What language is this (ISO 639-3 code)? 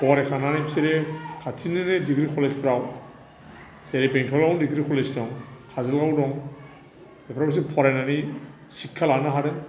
brx